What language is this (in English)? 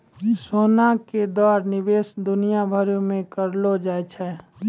Maithili